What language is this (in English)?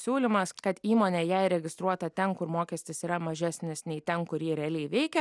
Lithuanian